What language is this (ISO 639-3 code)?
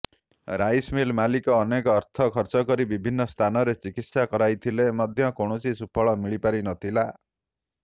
ori